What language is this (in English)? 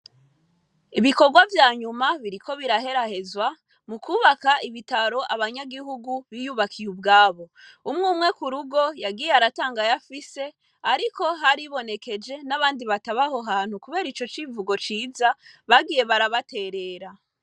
Rundi